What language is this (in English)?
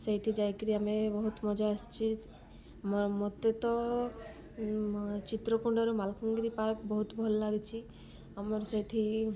Odia